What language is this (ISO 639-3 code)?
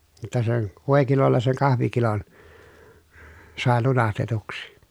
fin